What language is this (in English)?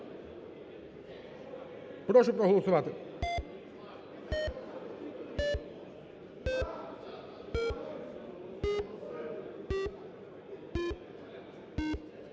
Ukrainian